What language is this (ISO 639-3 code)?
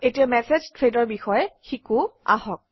asm